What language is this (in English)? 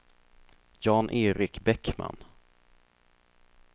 Swedish